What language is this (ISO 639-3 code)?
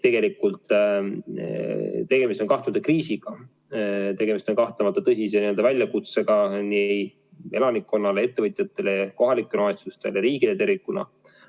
est